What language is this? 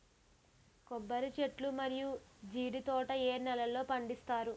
Telugu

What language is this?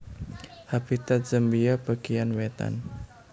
Javanese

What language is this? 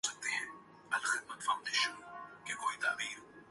Urdu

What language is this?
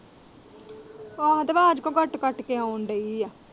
Punjabi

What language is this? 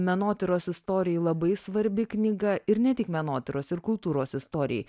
Lithuanian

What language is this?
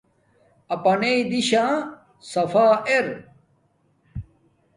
Domaaki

